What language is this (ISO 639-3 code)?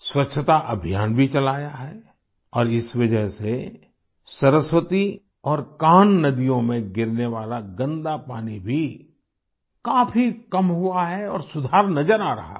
hin